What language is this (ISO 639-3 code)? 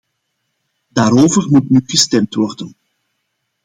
nld